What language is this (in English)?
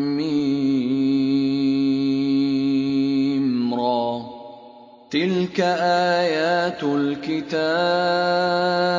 Arabic